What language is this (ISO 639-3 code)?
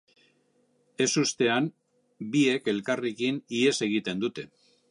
eus